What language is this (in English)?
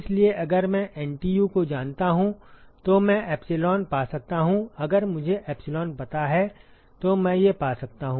Hindi